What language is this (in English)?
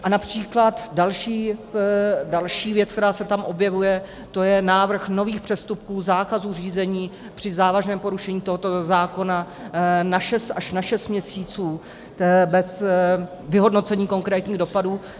Czech